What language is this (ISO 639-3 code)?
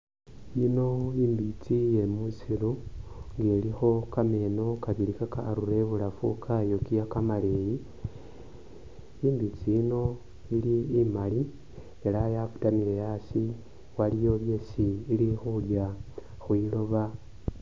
myx